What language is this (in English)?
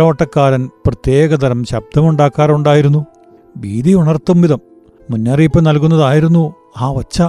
Malayalam